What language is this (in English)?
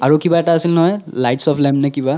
Assamese